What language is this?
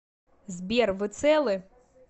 Russian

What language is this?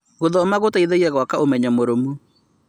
Kikuyu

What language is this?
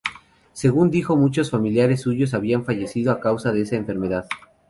Spanish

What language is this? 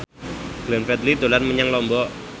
Javanese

